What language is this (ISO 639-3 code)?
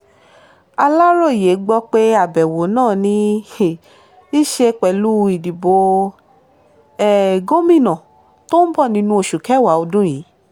yor